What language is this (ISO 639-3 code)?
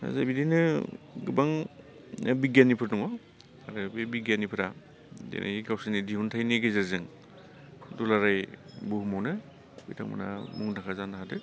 brx